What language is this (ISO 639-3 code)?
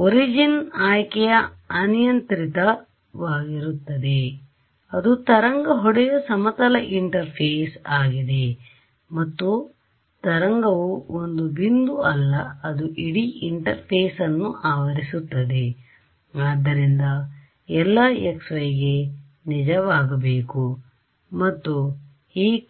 kan